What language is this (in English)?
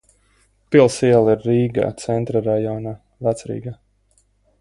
Latvian